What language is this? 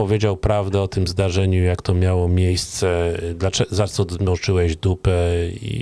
Polish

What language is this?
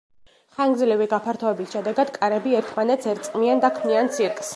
Georgian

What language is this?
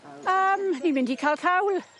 Welsh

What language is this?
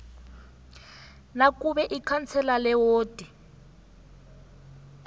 South Ndebele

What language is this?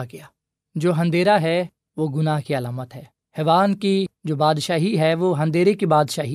Urdu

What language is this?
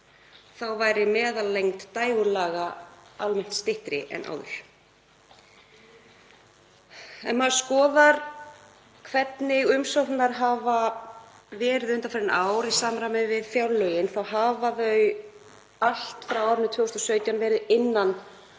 Icelandic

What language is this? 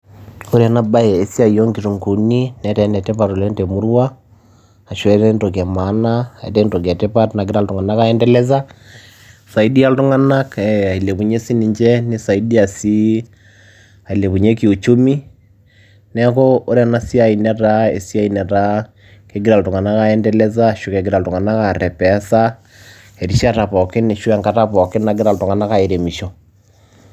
Masai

